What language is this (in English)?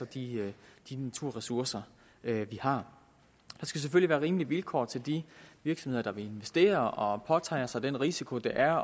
Danish